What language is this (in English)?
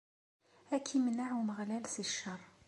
Kabyle